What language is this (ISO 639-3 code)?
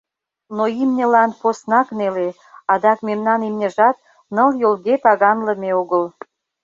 chm